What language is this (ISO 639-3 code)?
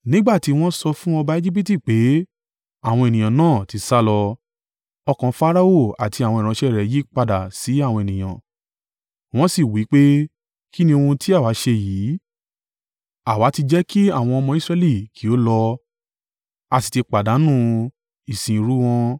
yor